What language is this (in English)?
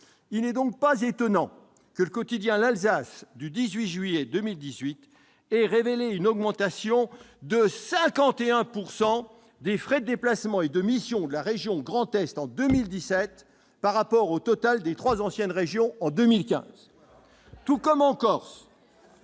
French